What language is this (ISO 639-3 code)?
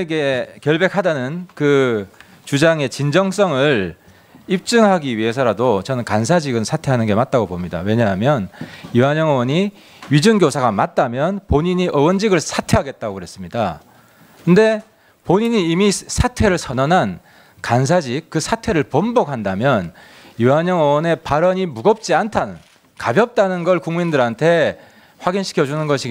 kor